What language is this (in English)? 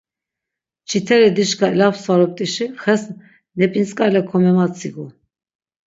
Laz